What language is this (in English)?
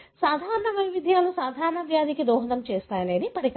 Telugu